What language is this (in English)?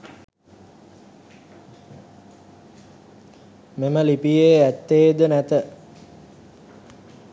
Sinhala